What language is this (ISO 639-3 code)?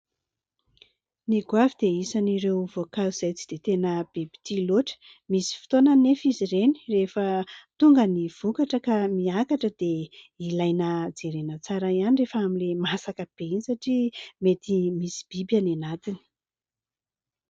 mlg